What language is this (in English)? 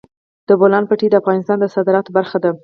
Pashto